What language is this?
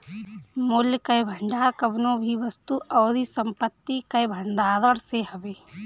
Bhojpuri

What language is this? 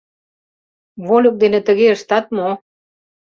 Mari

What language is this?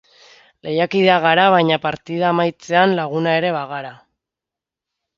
Basque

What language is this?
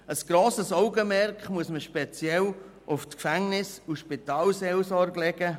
Swiss German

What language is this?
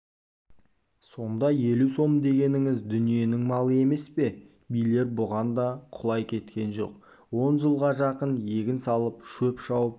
Kazakh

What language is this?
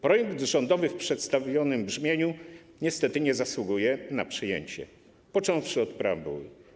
Polish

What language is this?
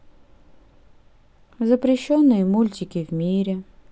Russian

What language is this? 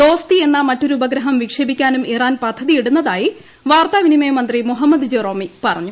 Malayalam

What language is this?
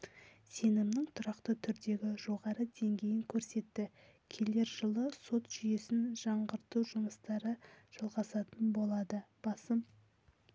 Kazakh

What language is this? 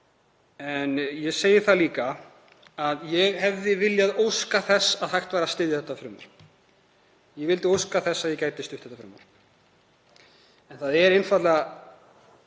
Icelandic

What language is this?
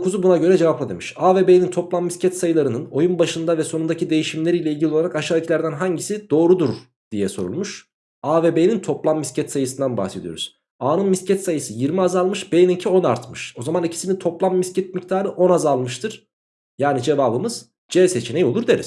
Turkish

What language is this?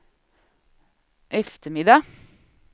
Swedish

